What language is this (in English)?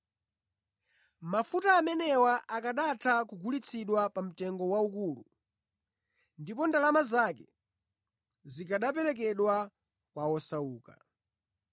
Nyanja